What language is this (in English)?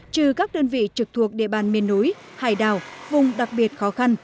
Vietnamese